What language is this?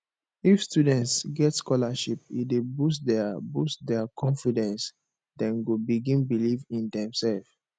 Nigerian Pidgin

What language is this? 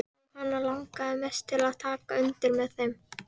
Icelandic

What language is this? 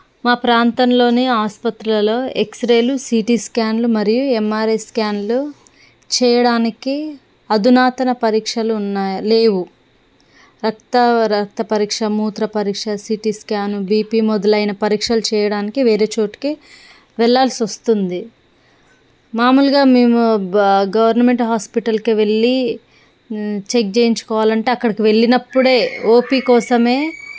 Telugu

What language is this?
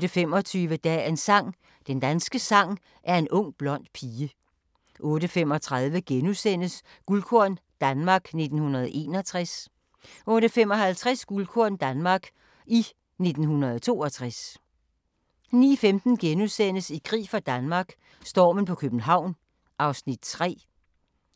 Danish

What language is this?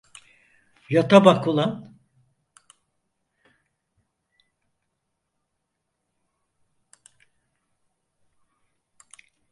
Turkish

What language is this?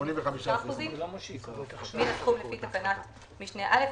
Hebrew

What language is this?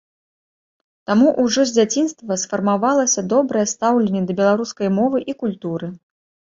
Belarusian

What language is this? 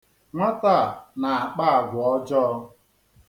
Igbo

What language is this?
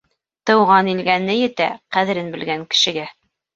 Bashkir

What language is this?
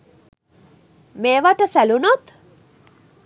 Sinhala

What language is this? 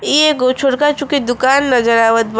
Bhojpuri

